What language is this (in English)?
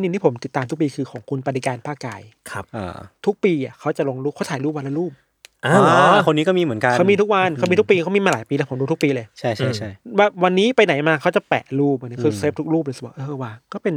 Thai